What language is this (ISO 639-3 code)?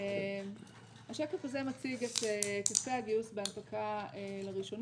heb